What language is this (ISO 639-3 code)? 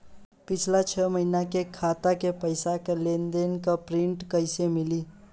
bho